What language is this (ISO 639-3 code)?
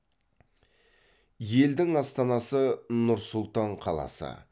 kaz